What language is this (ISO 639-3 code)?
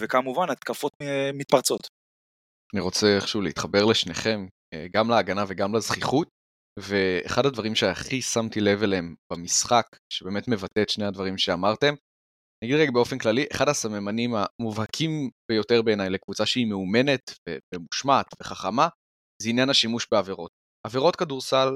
heb